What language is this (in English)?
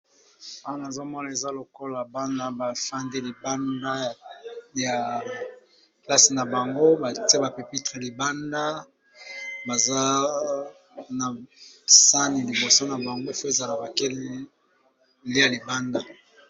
Lingala